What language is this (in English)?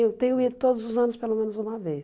Portuguese